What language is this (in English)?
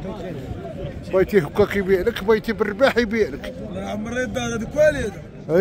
Arabic